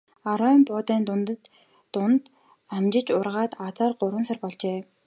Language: Mongolian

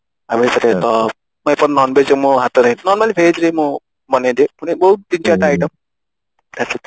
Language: Odia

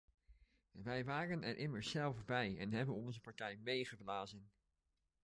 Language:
Dutch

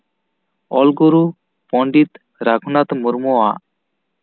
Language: Santali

